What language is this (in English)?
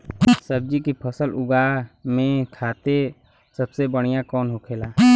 Bhojpuri